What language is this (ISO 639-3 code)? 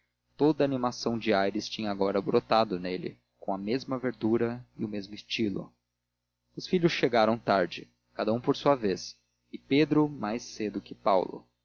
por